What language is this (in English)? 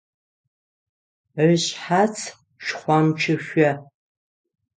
Adyghe